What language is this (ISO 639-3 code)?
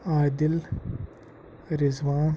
kas